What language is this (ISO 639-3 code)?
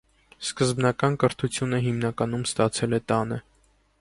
hye